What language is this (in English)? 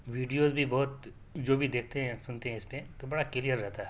Urdu